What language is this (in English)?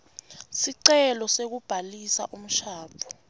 Swati